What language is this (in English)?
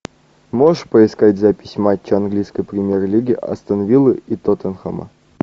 Russian